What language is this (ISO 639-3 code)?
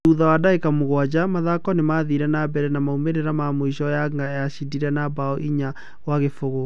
kik